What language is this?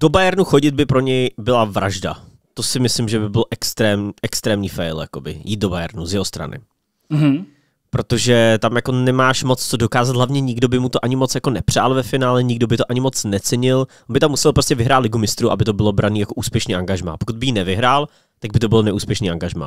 Czech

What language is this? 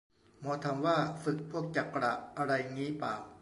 Thai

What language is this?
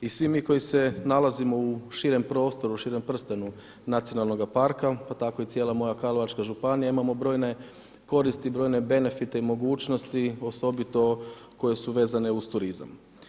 Croatian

